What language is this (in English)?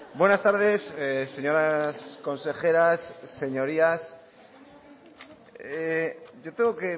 Spanish